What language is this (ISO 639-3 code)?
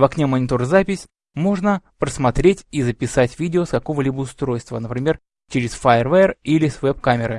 rus